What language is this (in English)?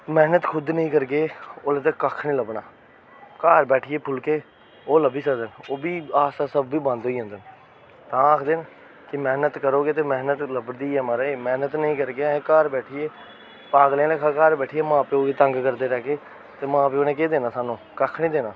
Dogri